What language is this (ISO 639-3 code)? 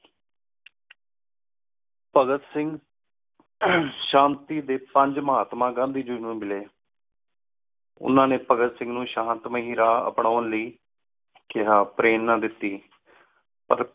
pan